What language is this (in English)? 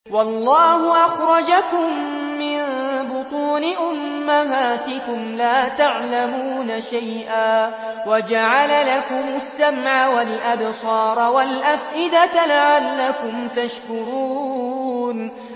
Arabic